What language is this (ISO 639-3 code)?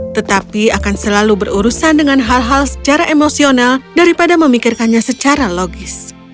ind